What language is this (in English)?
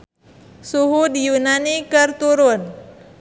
Sundanese